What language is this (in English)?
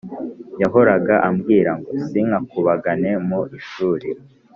Kinyarwanda